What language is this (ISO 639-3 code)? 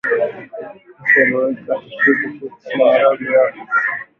swa